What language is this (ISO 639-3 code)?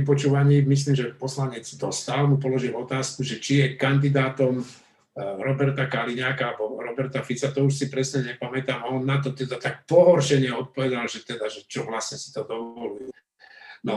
slk